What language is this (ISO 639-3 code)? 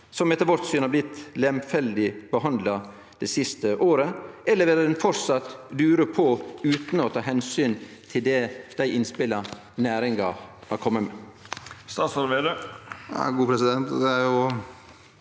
nor